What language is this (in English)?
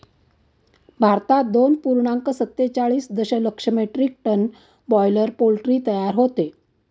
Marathi